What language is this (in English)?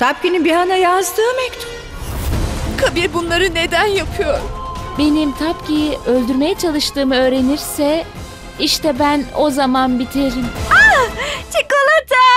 Turkish